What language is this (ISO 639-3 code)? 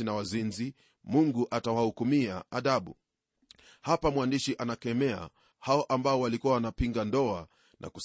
swa